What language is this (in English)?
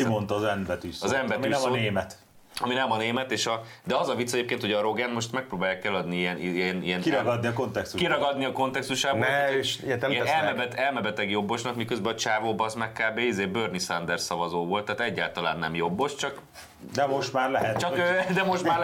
Hungarian